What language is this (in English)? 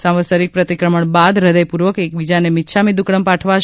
Gujarati